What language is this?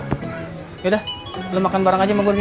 Indonesian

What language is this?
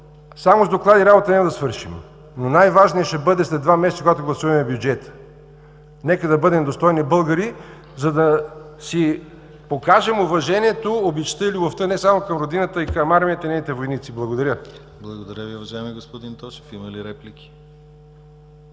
Bulgarian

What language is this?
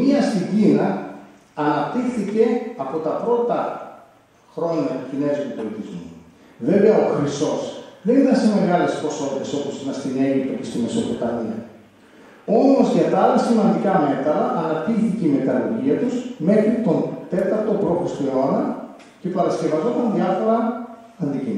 Greek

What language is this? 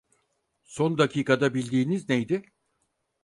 Turkish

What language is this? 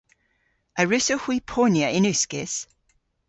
Cornish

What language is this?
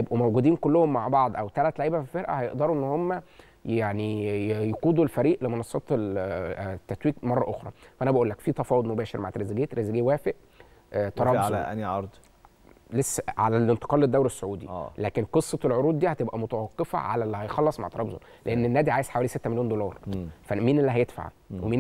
Arabic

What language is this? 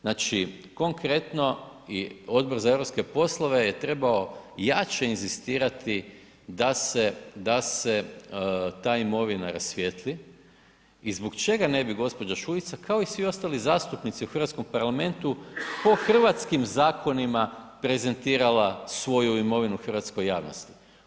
Croatian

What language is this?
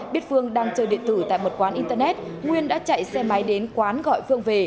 Vietnamese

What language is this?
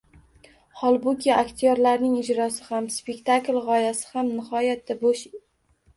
Uzbek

